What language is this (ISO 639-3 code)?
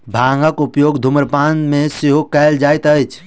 mai